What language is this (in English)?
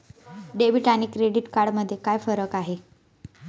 Marathi